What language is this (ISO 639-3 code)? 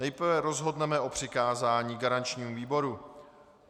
ces